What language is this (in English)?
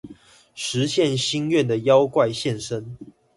Chinese